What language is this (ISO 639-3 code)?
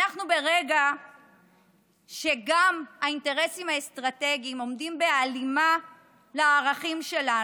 heb